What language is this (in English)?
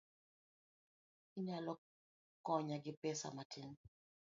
Luo (Kenya and Tanzania)